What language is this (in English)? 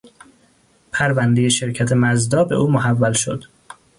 Persian